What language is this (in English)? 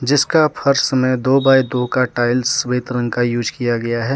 Hindi